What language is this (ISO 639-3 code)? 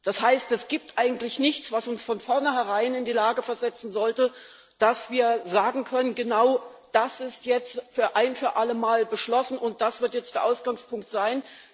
deu